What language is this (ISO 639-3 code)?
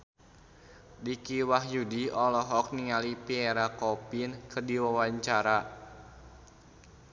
sun